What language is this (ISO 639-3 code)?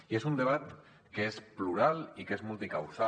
cat